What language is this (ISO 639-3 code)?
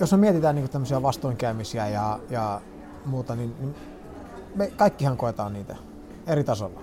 fin